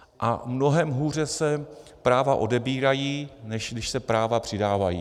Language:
Czech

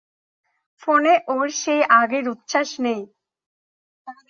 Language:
Bangla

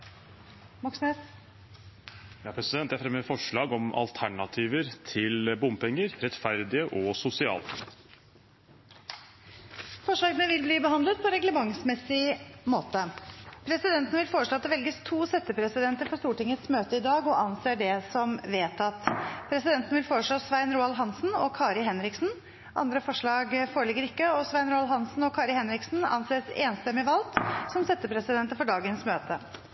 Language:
Norwegian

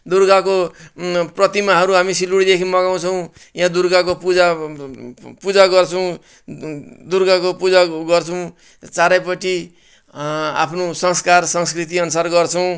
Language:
Nepali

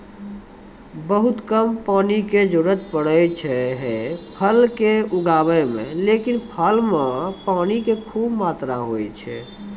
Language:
Maithili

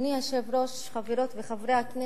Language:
Hebrew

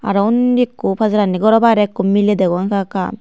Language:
Chakma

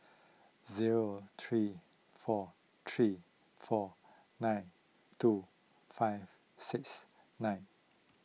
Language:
English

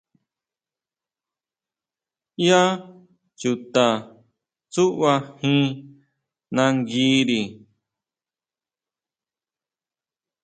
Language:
Huautla Mazatec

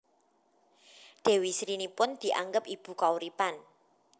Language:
Javanese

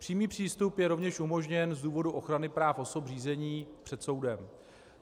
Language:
Czech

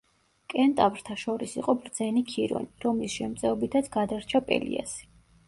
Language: Georgian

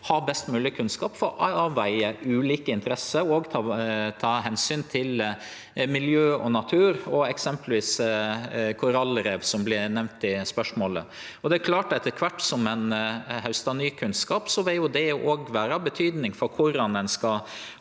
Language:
Norwegian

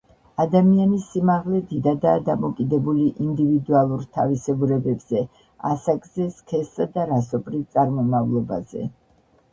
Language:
Georgian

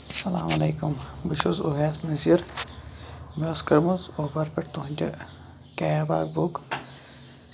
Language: Kashmiri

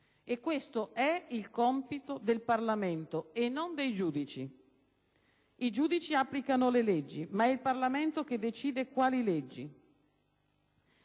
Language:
Italian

